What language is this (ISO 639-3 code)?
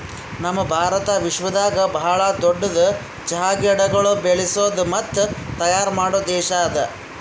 kan